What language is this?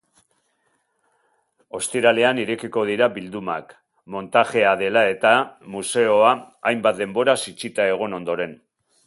Basque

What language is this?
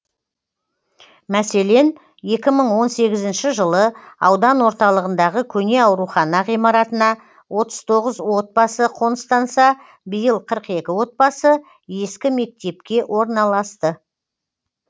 Kazakh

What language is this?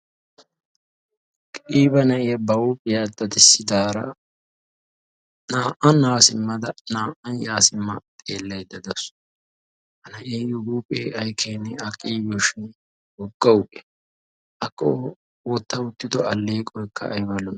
Wolaytta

